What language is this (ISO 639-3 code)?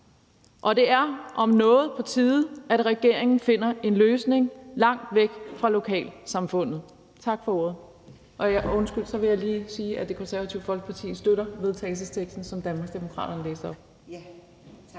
dan